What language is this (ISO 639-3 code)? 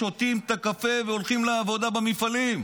heb